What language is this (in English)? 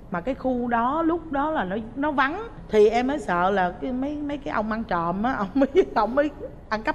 Vietnamese